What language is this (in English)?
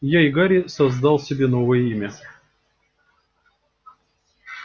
Russian